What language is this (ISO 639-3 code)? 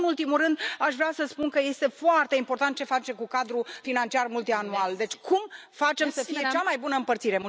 ron